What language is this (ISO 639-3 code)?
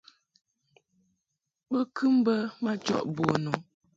mhk